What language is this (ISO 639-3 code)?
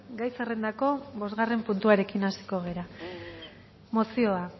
eus